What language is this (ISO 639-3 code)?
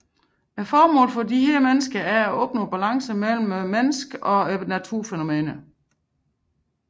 dan